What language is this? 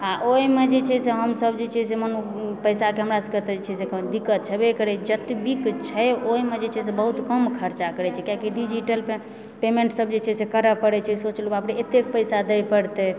Maithili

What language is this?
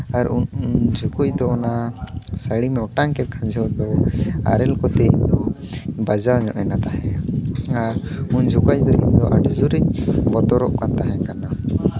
Santali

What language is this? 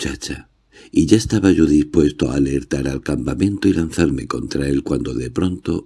Spanish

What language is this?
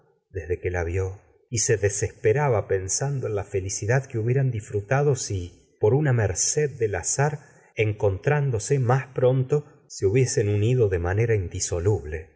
Spanish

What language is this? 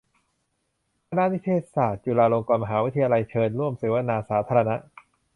Thai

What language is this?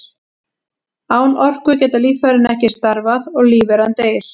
Icelandic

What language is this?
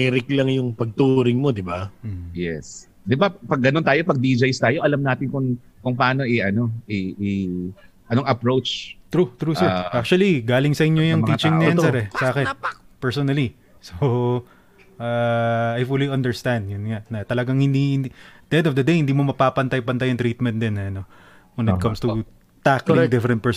Filipino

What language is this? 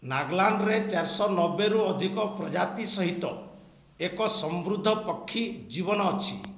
Odia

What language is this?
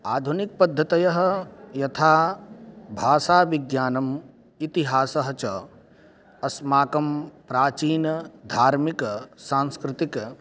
Sanskrit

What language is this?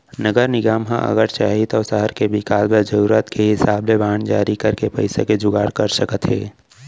Chhattisgarhi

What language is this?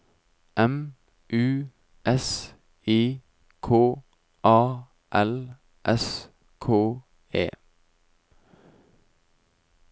Norwegian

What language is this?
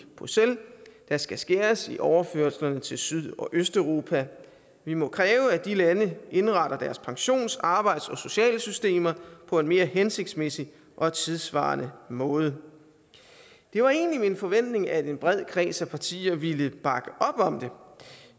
Danish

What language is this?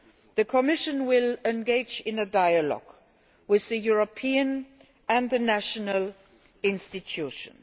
English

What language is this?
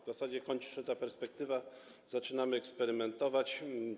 Polish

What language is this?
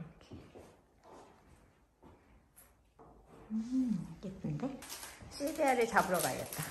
Korean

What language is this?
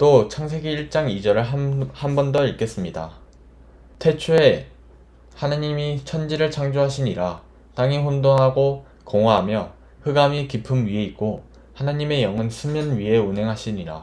Korean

